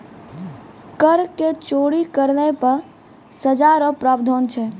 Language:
Maithili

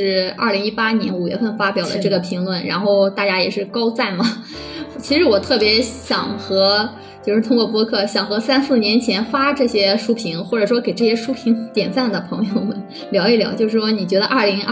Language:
Chinese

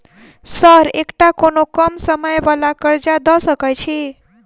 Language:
Maithili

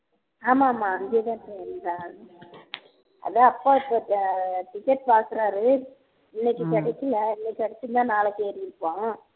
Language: Tamil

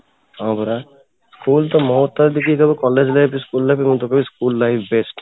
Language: Odia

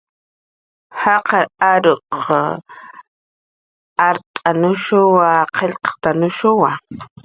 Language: Jaqaru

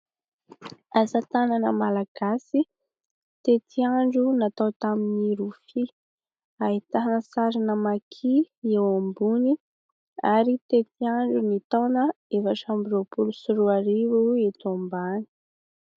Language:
Malagasy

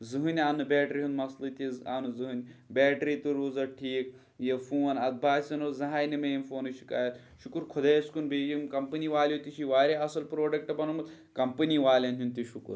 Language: Kashmiri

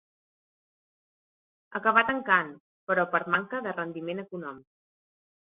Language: Catalan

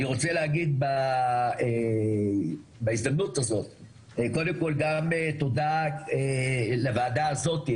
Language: Hebrew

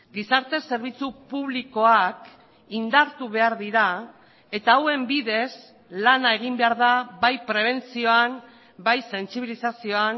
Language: Basque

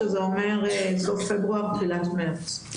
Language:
Hebrew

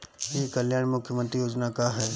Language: Bhojpuri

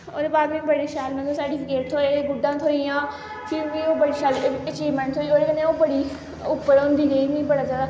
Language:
Dogri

